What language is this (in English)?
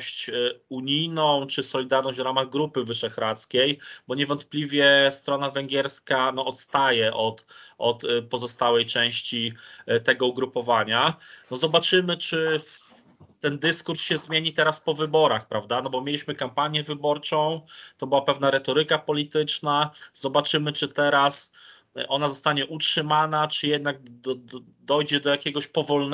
Polish